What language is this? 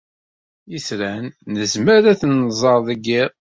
Kabyle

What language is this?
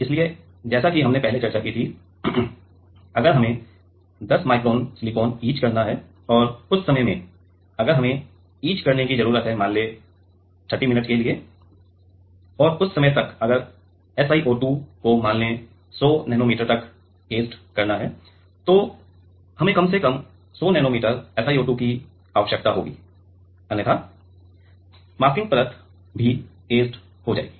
Hindi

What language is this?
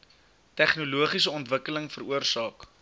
Afrikaans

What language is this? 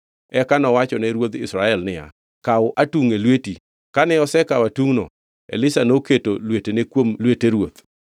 Luo (Kenya and Tanzania)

